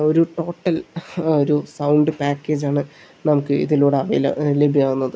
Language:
Malayalam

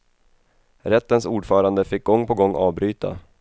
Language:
Swedish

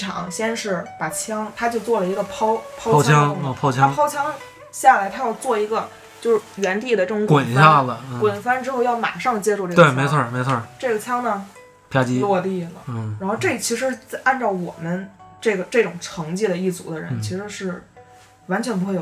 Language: Chinese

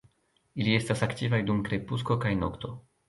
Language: Esperanto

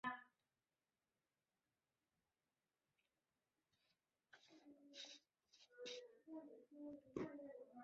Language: Chinese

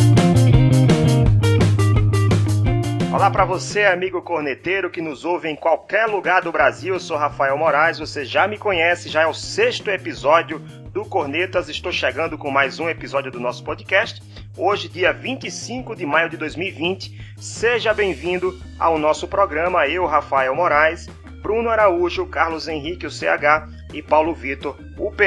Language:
Portuguese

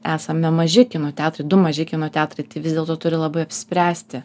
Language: Lithuanian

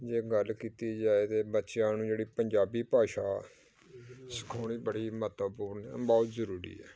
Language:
Punjabi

